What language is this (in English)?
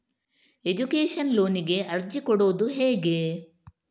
Kannada